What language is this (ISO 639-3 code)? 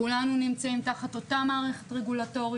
heb